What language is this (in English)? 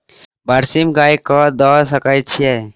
Maithili